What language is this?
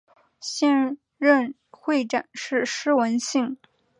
Chinese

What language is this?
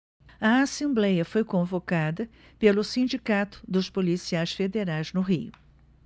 Portuguese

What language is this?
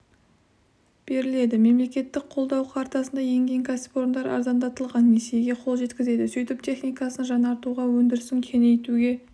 Kazakh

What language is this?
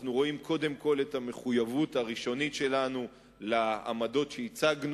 Hebrew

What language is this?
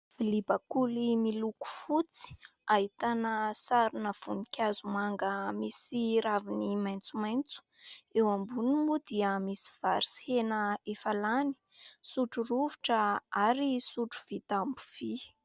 Malagasy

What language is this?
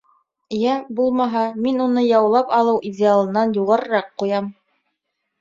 Bashkir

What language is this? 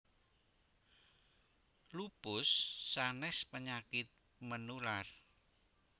Javanese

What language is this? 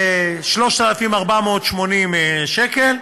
Hebrew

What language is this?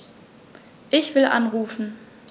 German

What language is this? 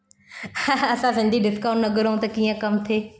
Sindhi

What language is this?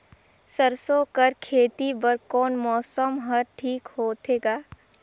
Chhattisgarhi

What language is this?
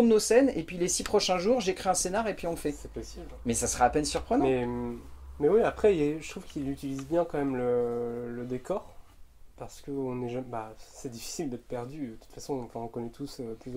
French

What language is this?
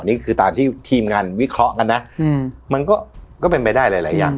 Thai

